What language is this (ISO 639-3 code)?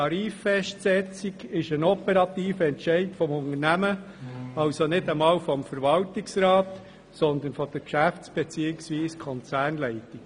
gsw